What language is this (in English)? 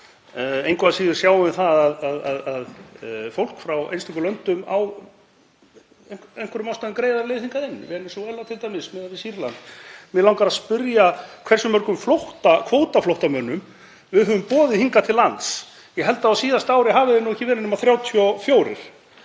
Icelandic